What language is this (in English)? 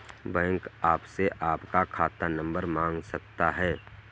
Hindi